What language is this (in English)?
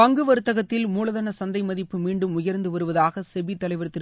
Tamil